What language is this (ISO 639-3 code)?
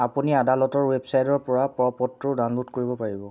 asm